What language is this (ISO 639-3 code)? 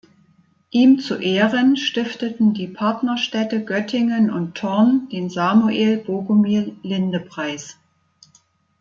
deu